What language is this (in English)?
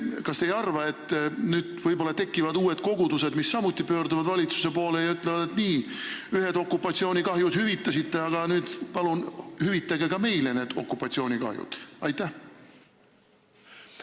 Estonian